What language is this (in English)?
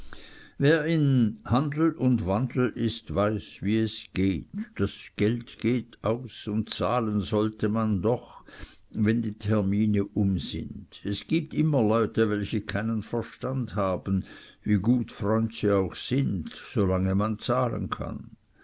German